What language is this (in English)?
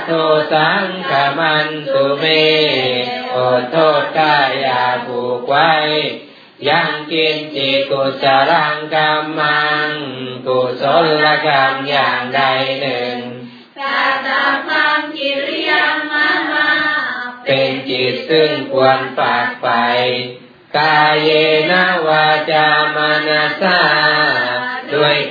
Thai